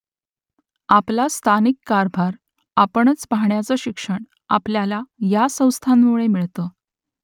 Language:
Marathi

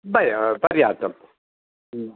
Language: Sanskrit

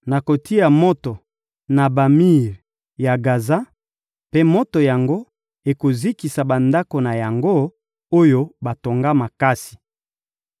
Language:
Lingala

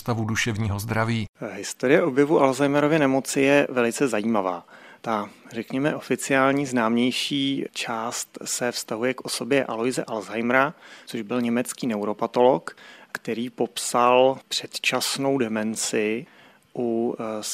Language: Czech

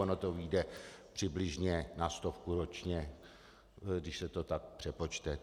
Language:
Czech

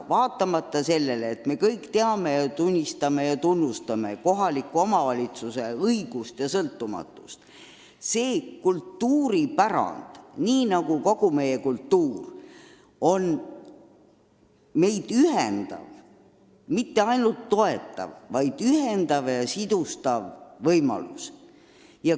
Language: Estonian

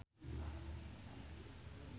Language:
Sundanese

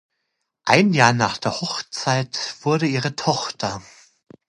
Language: German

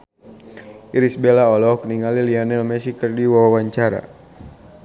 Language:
Sundanese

